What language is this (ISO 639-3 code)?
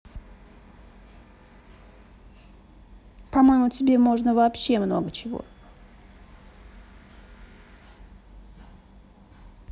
rus